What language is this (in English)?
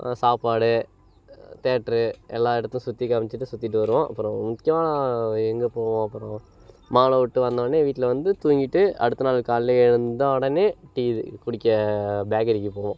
Tamil